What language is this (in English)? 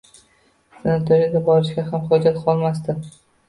Uzbek